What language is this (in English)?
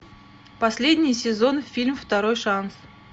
Russian